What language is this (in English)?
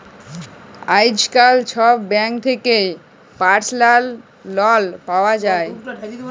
Bangla